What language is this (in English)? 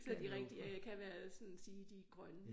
Danish